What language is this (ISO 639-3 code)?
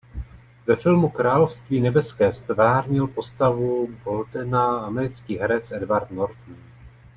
ces